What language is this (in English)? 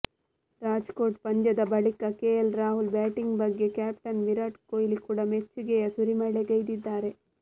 Kannada